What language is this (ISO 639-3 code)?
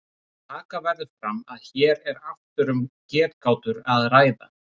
isl